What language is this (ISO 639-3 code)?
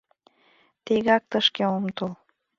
chm